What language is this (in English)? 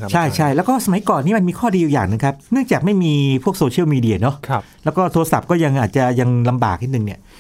Thai